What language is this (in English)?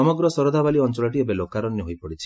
Odia